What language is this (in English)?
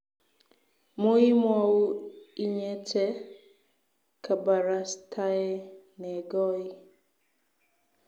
Kalenjin